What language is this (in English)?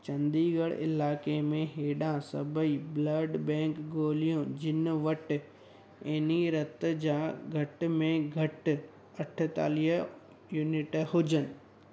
Sindhi